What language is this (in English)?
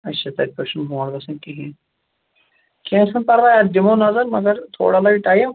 Kashmiri